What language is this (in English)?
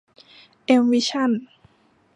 Thai